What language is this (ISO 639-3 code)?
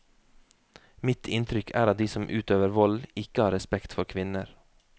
nor